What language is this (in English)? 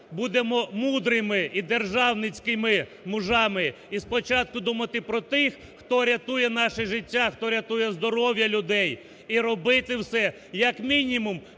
Ukrainian